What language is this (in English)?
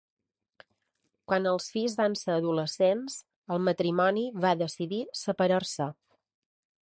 Catalan